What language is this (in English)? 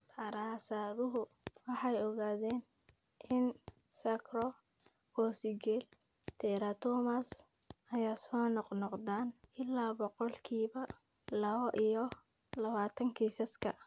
Somali